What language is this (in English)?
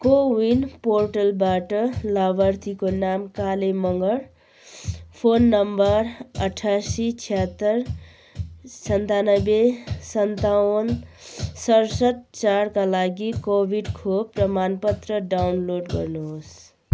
Nepali